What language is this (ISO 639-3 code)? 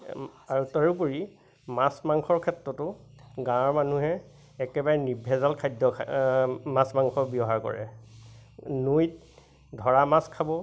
asm